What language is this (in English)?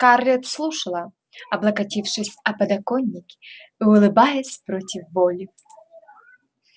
Russian